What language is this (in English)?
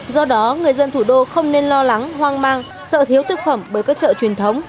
Vietnamese